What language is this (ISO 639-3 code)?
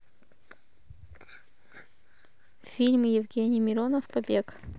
rus